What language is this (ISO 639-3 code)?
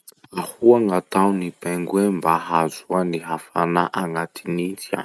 msh